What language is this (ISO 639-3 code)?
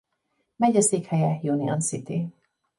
hun